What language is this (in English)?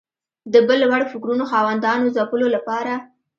Pashto